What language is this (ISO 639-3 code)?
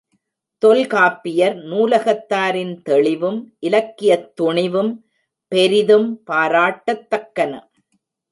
tam